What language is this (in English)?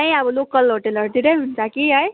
Nepali